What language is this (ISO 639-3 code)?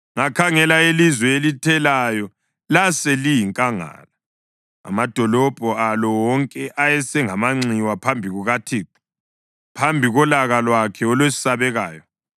nde